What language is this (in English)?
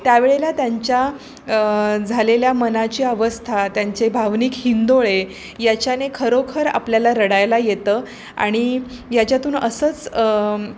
Marathi